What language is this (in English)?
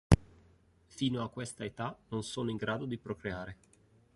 Italian